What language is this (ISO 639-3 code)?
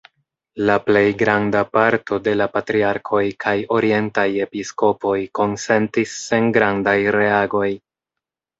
epo